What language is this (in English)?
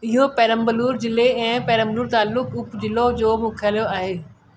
Sindhi